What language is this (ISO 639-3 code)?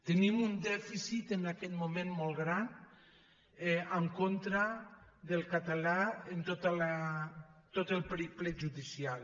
cat